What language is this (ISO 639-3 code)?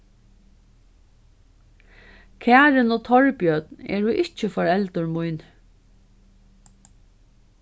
fao